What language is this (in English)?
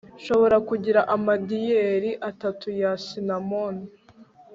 Kinyarwanda